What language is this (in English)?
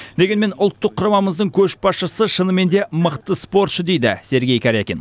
Kazakh